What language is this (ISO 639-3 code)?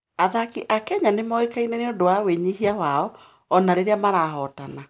kik